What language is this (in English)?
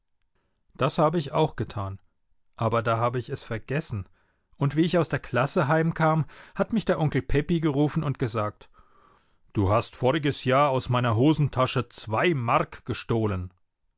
German